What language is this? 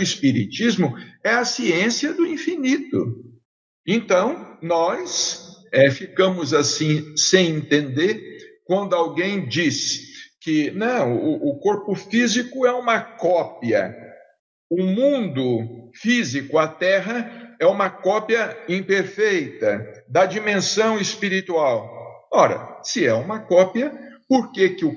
Portuguese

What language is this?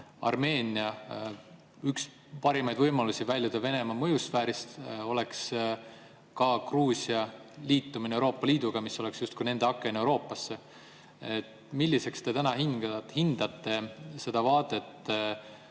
Estonian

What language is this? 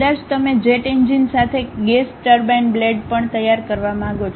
Gujarati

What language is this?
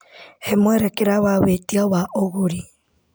Kikuyu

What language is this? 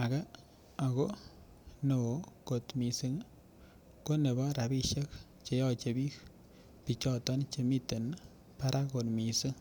Kalenjin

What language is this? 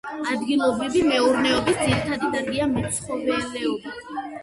Georgian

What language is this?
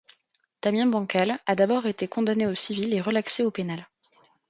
French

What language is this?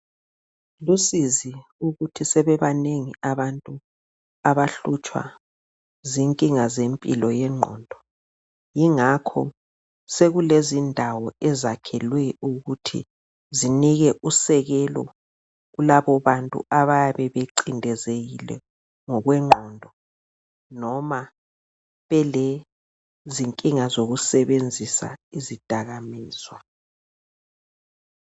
North Ndebele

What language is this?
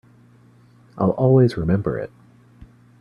English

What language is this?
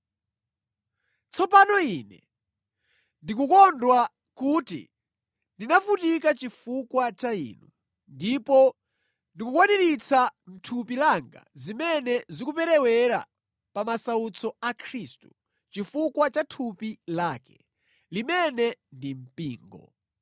Nyanja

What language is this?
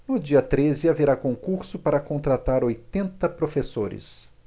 Portuguese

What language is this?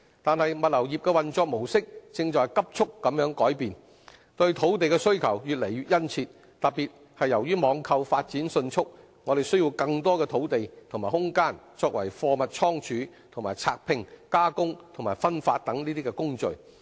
Cantonese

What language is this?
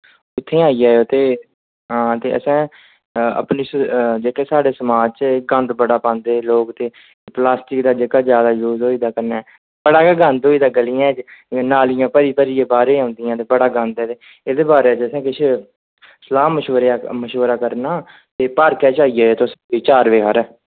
Dogri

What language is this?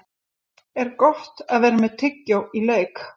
Icelandic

